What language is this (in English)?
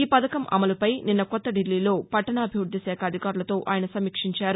Telugu